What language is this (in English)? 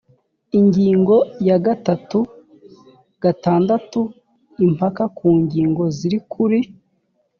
Kinyarwanda